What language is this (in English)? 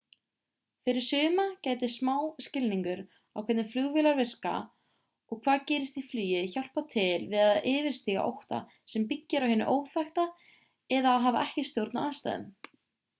Icelandic